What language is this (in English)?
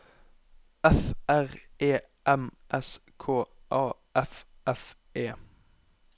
Norwegian